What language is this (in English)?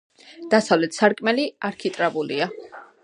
Georgian